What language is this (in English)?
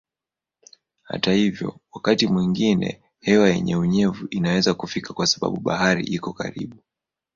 Swahili